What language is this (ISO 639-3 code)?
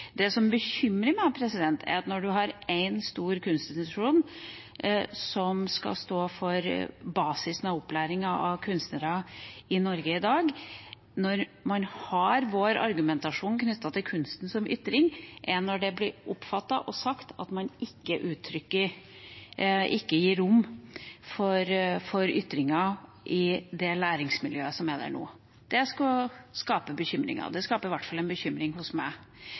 nob